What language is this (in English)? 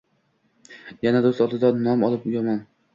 Uzbek